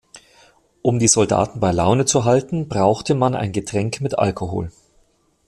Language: German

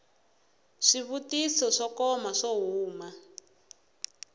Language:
Tsonga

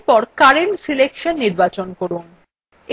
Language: Bangla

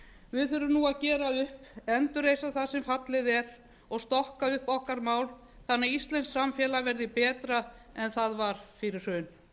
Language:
Icelandic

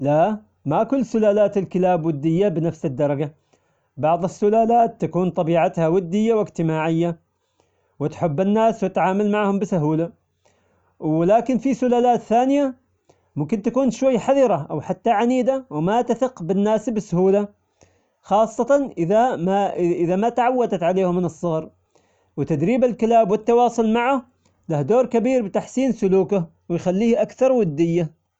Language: Omani Arabic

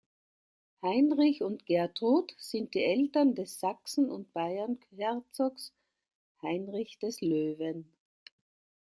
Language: German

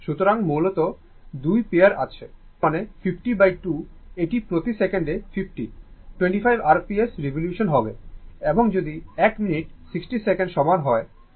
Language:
Bangla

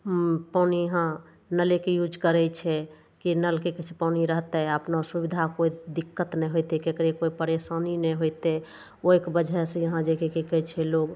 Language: Maithili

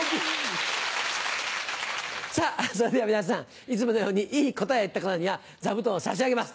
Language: Japanese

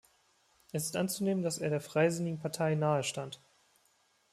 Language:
German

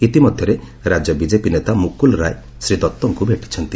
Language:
Odia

